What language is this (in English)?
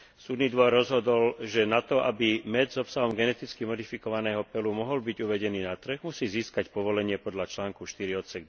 Slovak